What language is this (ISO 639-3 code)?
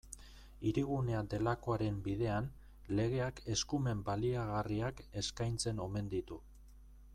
eus